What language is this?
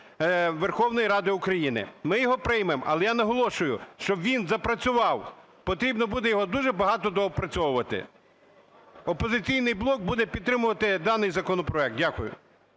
Ukrainian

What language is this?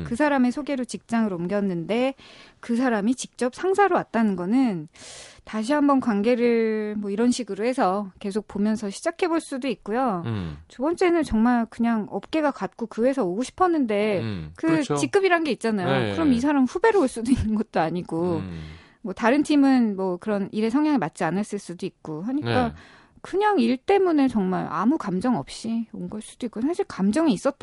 Korean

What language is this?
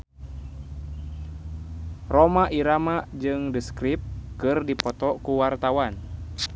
Sundanese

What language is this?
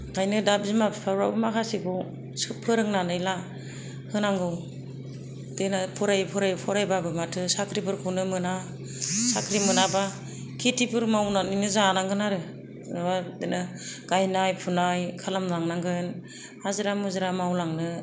Bodo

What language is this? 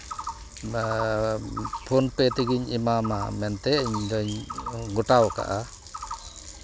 Santali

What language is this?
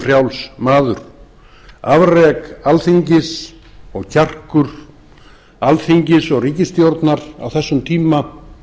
Icelandic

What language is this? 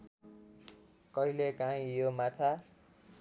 Nepali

